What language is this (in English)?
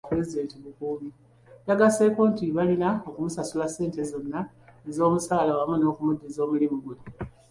Ganda